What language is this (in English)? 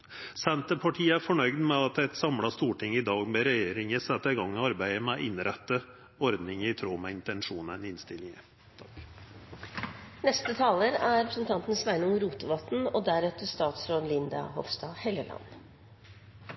Norwegian Nynorsk